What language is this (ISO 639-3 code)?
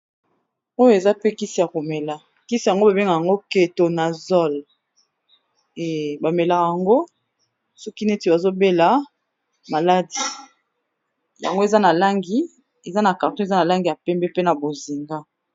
lin